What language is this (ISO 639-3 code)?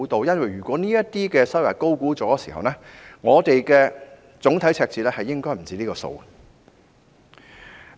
yue